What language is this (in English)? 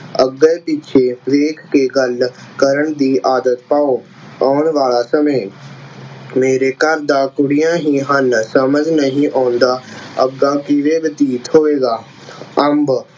Punjabi